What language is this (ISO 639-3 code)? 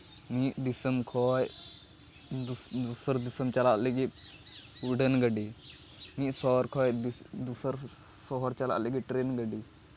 sat